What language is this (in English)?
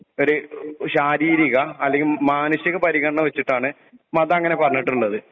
Malayalam